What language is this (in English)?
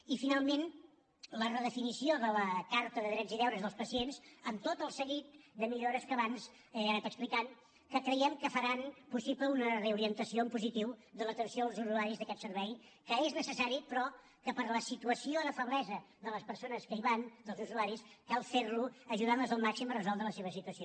Catalan